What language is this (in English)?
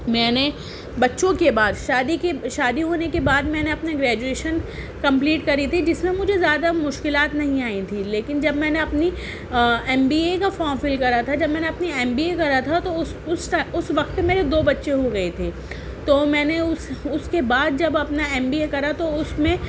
Urdu